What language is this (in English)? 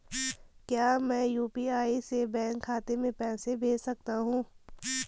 Hindi